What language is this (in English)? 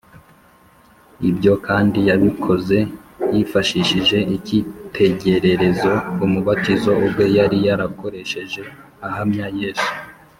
Kinyarwanda